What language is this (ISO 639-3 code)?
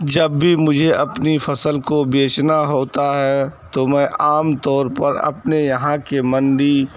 urd